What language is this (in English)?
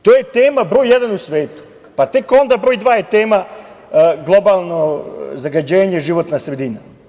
Serbian